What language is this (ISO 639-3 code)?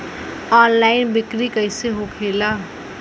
bho